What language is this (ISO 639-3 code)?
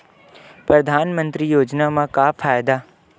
hne